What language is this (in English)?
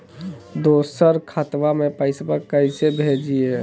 Magahi